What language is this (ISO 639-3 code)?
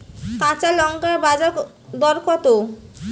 ben